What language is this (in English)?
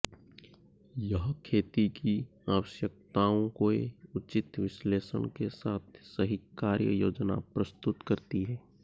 Hindi